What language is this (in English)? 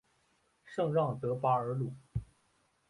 Chinese